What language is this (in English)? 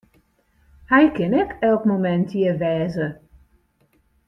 Western Frisian